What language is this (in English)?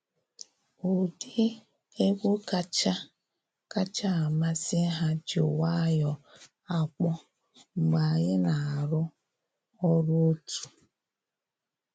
Igbo